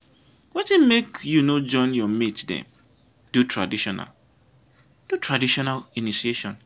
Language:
Nigerian Pidgin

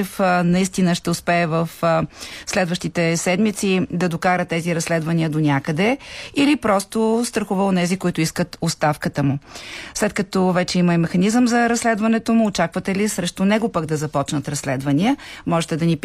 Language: Bulgarian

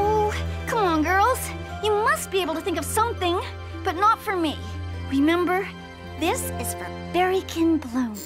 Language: English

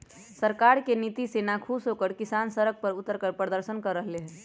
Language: Magahi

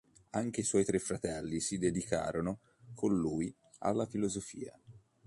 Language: Italian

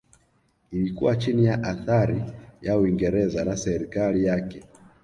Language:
Swahili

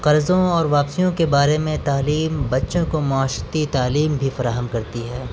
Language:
Urdu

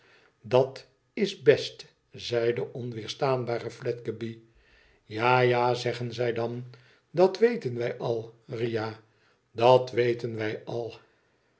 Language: Dutch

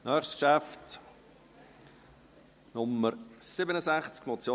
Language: Swiss German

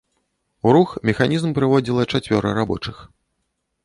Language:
Belarusian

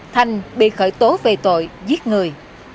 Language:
Vietnamese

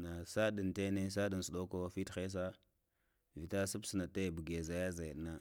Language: Lamang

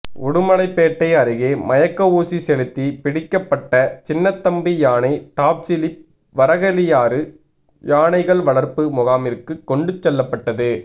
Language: Tamil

